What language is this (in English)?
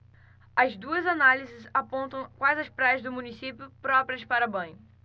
Portuguese